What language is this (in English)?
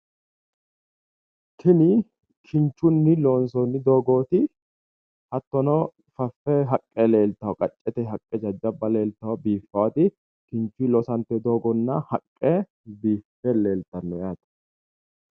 Sidamo